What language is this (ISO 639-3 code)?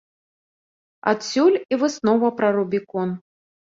bel